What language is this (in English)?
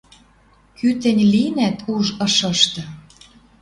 Western Mari